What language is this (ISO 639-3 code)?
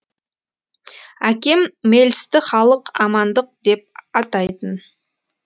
kaz